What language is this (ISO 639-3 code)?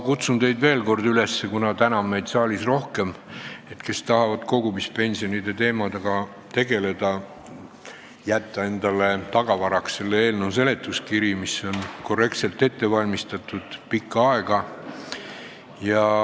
est